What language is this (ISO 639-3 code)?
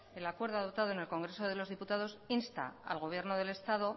spa